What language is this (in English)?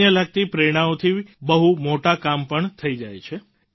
Gujarati